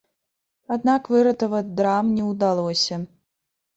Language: Belarusian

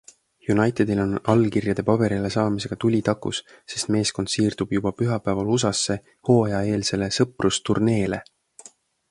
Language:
Estonian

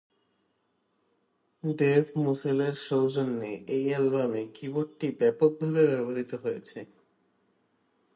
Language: Bangla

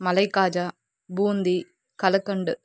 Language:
Telugu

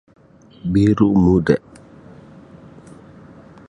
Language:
Sabah Malay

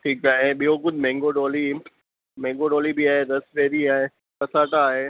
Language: Sindhi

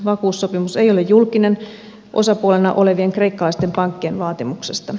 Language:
Finnish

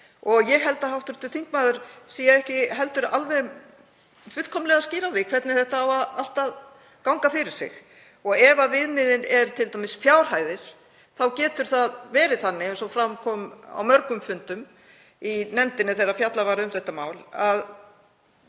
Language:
Icelandic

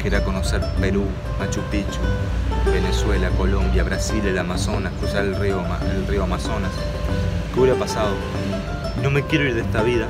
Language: Spanish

